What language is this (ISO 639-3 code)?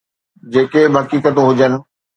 snd